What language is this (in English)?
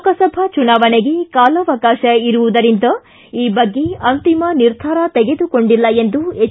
Kannada